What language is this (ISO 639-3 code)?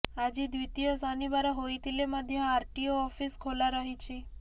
ori